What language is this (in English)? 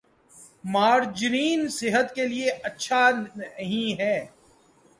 Urdu